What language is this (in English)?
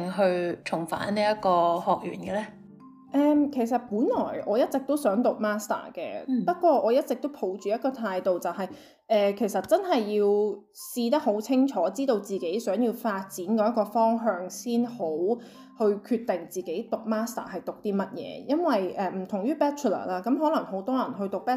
Chinese